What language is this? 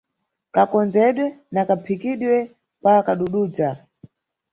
Nyungwe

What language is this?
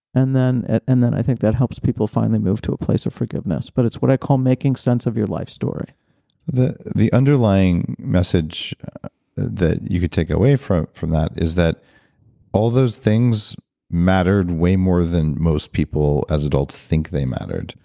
English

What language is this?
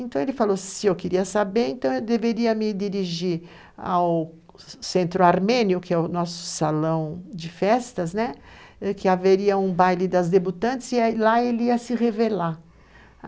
Portuguese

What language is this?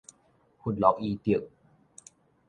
Min Nan Chinese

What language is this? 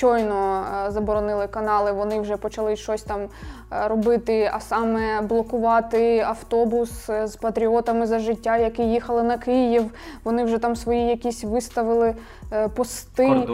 Ukrainian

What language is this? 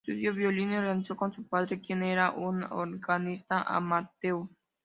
Spanish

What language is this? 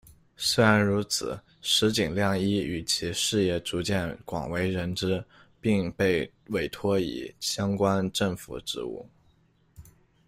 Chinese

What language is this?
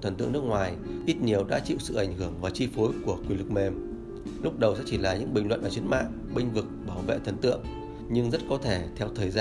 Vietnamese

